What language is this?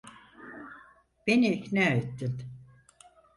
Turkish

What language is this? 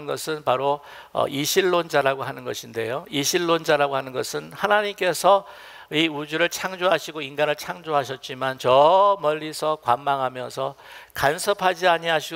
Korean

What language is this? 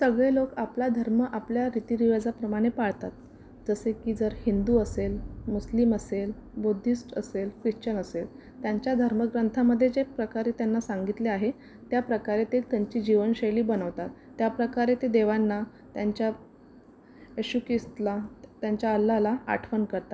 Marathi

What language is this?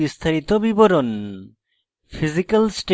Bangla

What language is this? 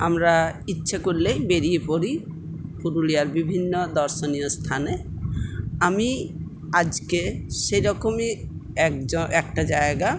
Bangla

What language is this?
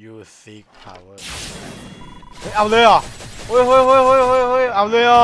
Thai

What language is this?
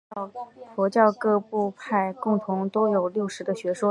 Chinese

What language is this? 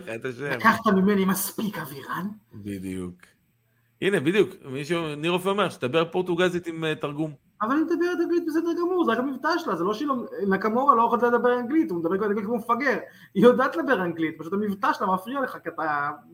Hebrew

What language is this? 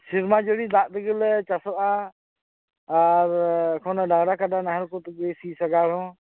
Santali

